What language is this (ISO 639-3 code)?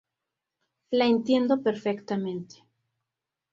spa